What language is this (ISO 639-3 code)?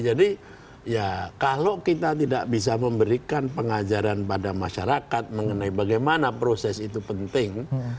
ind